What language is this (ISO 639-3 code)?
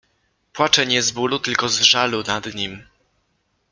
pol